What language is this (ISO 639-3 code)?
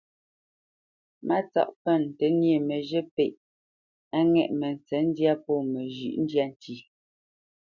bce